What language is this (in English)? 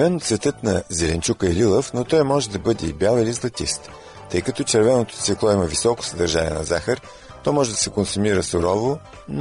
Bulgarian